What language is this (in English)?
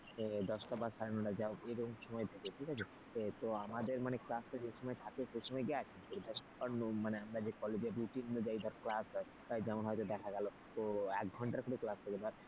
Bangla